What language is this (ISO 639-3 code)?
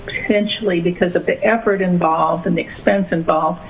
eng